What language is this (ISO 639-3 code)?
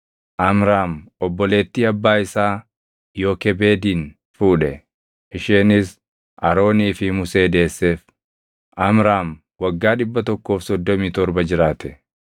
orm